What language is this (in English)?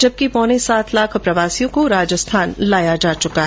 Hindi